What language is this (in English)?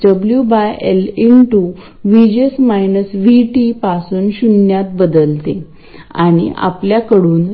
Marathi